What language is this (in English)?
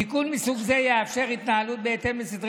Hebrew